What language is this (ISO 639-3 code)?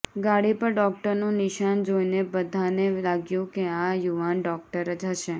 guj